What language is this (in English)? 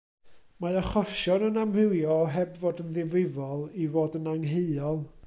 Welsh